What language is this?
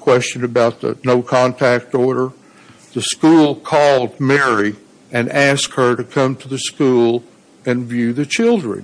English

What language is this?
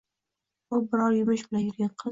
Uzbek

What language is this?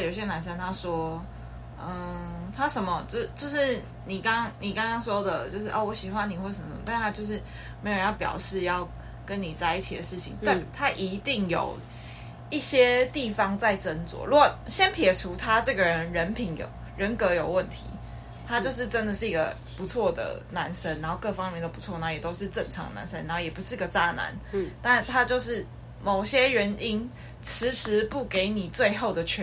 Chinese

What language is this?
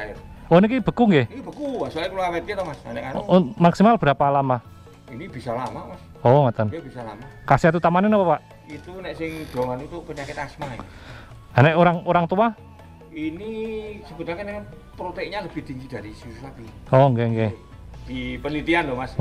Indonesian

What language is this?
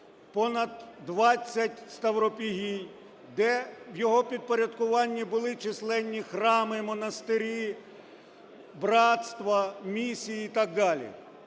Ukrainian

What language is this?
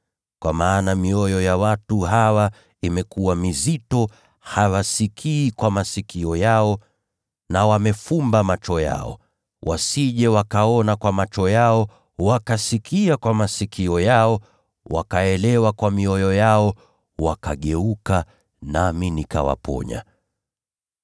Swahili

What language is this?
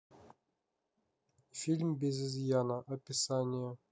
Russian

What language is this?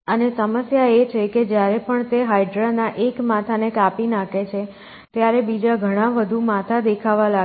Gujarati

